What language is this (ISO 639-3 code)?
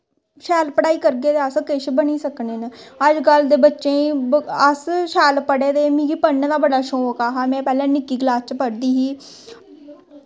doi